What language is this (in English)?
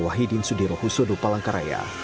Indonesian